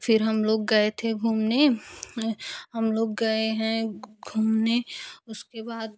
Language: Hindi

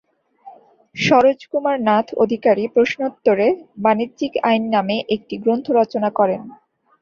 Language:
Bangla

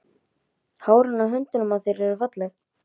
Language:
Icelandic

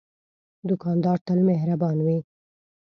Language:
Pashto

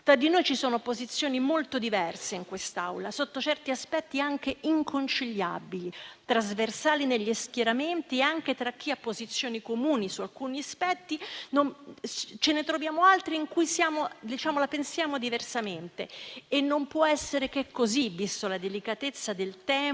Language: Italian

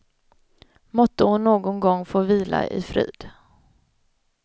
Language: Swedish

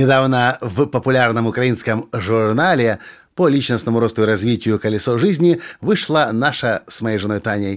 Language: Russian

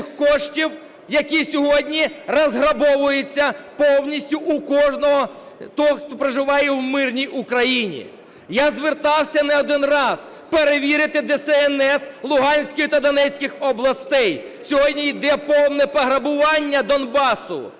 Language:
Ukrainian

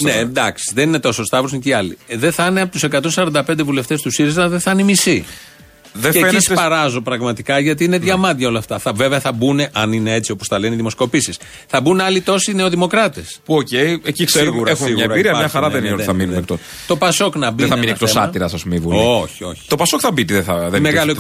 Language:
Greek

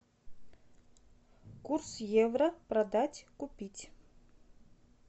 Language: Russian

